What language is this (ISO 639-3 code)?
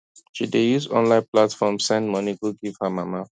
pcm